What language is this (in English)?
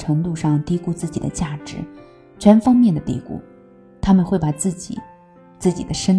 Chinese